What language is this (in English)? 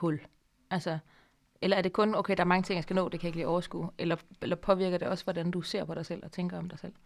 Danish